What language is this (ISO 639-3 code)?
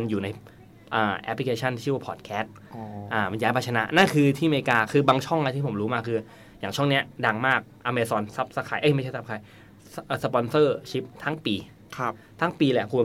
tha